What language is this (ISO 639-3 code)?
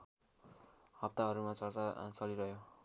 nep